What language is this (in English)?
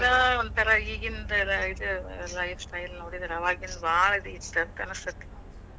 Kannada